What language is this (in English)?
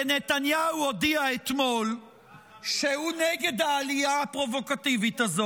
Hebrew